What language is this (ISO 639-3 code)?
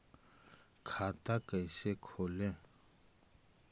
mag